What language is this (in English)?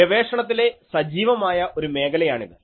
Malayalam